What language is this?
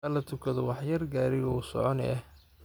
Somali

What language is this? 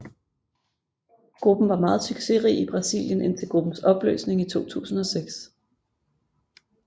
Danish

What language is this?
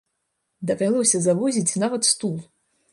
Belarusian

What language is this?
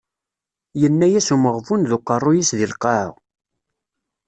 Kabyle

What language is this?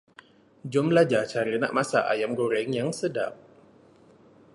Malay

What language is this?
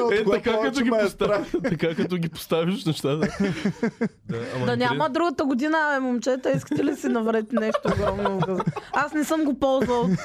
Bulgarian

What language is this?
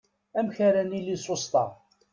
Kabyle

